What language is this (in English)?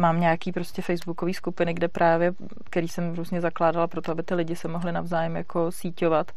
Czech